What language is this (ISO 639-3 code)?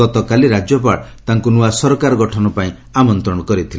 ori